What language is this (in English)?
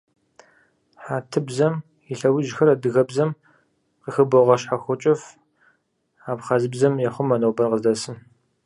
Kabardian